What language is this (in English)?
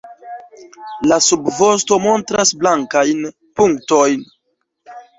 Esperanto